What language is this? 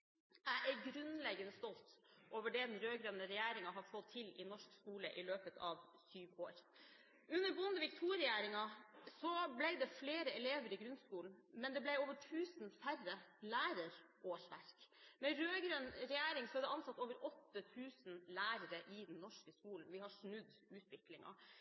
Norwegian Bokmål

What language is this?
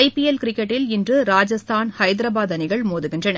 Tamil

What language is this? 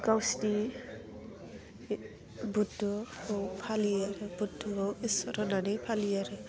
Bodo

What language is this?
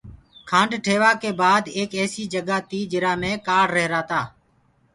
Gurgula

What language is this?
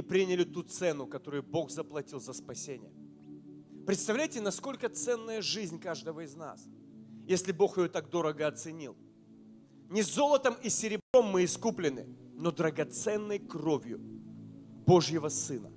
Russian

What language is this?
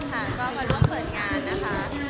Thai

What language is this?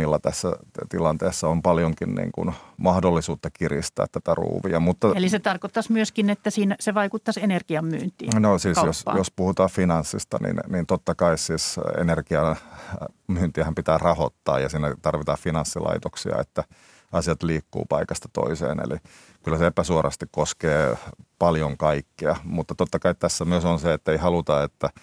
Finnish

